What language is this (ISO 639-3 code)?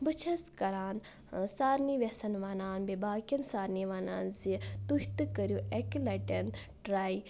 kas